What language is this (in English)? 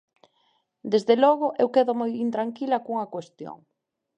Galician